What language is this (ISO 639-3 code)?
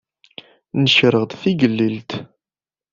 kab